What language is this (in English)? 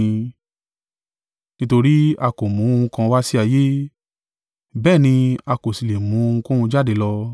Yoruba